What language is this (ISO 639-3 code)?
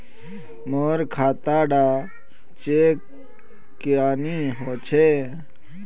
mag